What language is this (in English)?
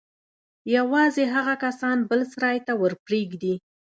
Pashto